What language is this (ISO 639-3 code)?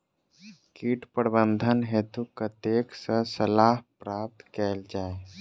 mai